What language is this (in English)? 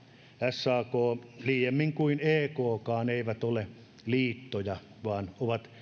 Finnish